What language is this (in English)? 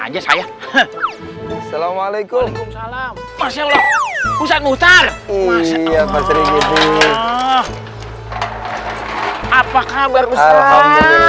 Indonesian